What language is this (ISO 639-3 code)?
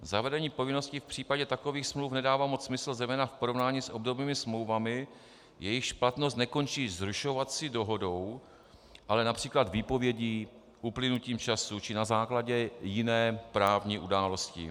ces